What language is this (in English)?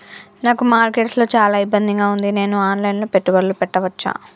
Telugu